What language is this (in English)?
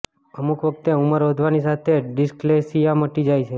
Gujarati